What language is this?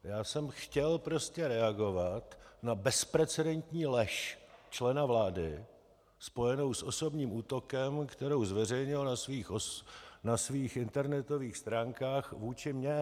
Czech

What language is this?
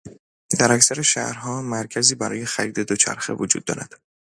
Persian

